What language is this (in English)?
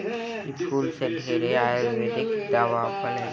Bhojpuri